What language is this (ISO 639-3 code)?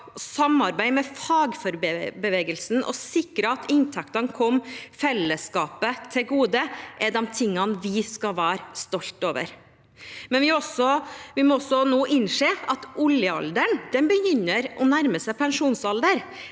nor